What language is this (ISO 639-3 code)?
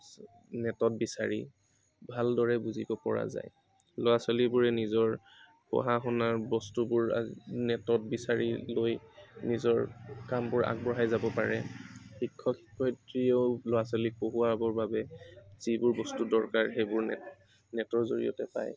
asm